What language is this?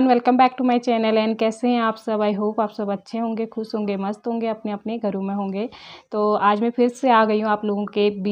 Hindi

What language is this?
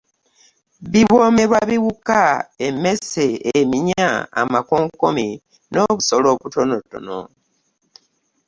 Ganda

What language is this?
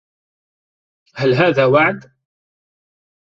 Arabic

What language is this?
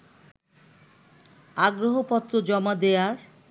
Bangla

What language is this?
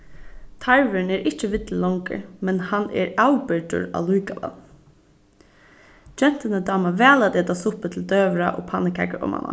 Faroese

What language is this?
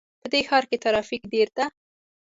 Pashto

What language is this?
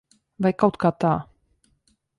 Latvian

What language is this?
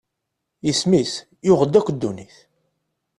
Kabyle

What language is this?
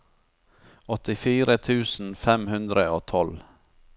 Norwegian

